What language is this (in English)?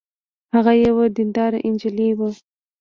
Pashto